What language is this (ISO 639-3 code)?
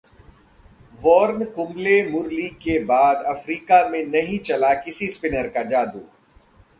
hin